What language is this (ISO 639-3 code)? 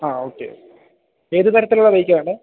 mal